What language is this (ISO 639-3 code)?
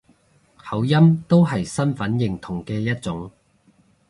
yue